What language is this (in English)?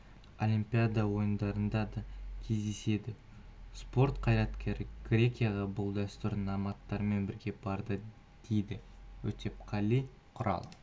Kazakh